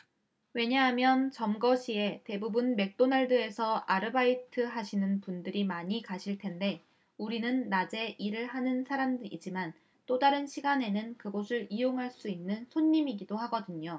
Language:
Korean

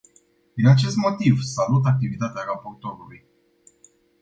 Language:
Romanian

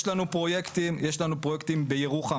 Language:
Hebrew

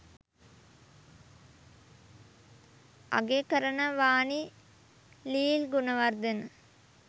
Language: Sinhala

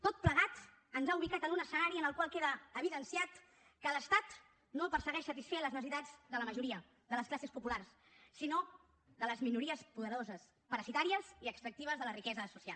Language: Catalan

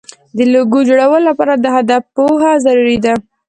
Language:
Pashto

